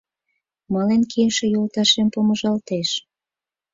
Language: Mari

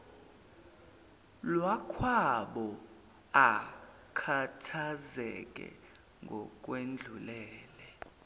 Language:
Zulu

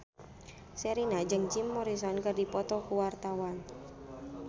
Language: Sundanese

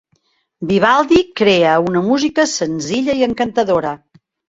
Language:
Catalan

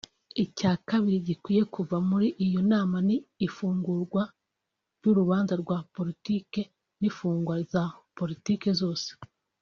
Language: Kinyarwanda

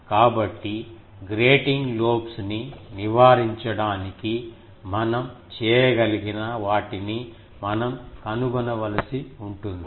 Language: Telugu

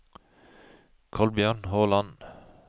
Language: Norwegian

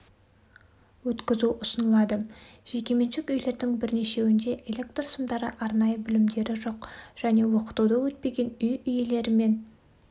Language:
Kazakh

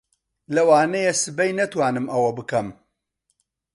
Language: Central Kurdish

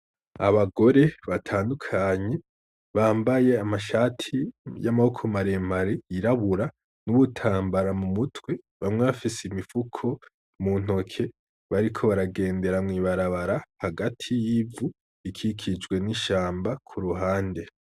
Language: Rundi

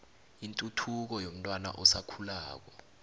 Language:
South Ndebele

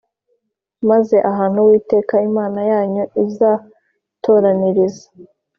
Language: Kinyarwanda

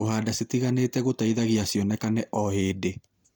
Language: Kikuyu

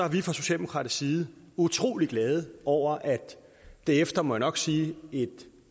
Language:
Danish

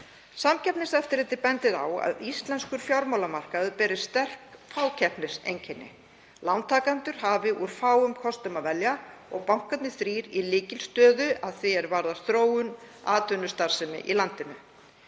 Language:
Icelandic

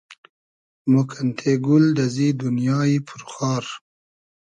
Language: Hazaragi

